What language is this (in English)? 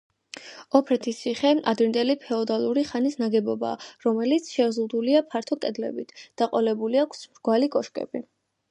Georgian